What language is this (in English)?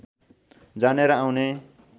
Nepali